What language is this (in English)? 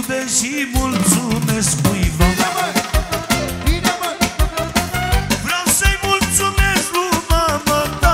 Romanian